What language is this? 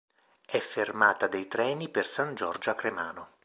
Italian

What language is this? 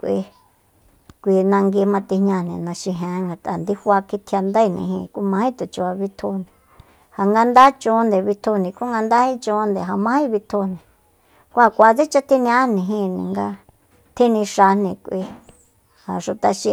Soyaltepec Mazatec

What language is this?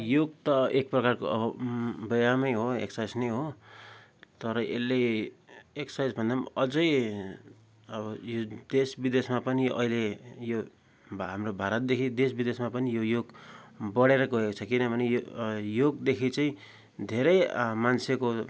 Nepali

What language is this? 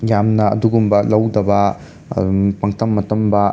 Manipuri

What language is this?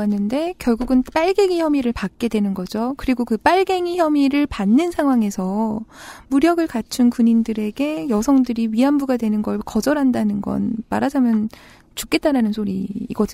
Korean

